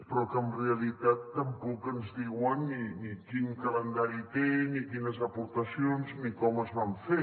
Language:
Catalan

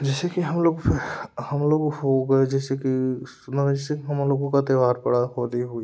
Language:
Hindi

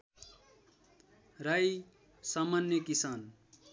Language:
Nepali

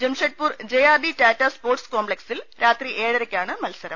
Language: Malayalam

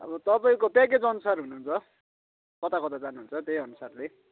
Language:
Nepali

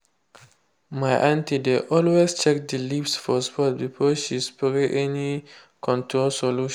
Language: Nigerian Pidgin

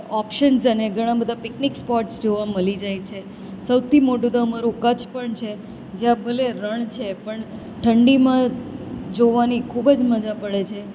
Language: Gujarati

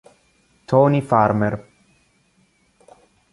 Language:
Italian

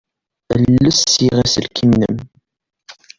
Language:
Kabyle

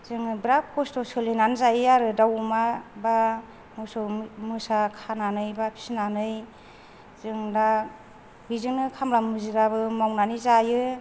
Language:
Bodo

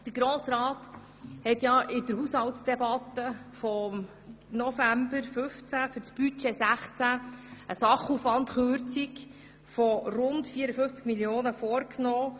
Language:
Swiss German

